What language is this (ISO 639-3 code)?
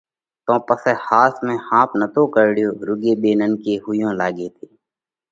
kvx